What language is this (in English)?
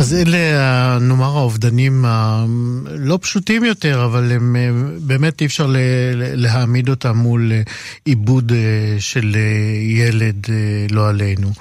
Hebrew